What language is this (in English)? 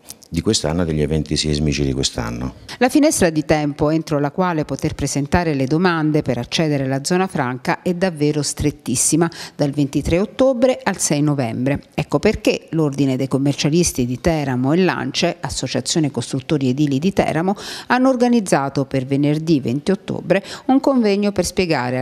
Italian